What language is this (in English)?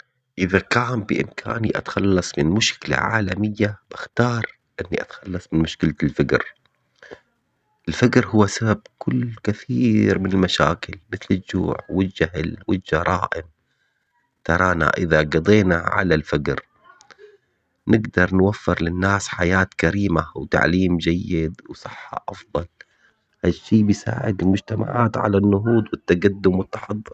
Omani Arabic